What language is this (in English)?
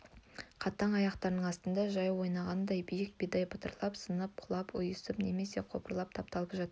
Kazakh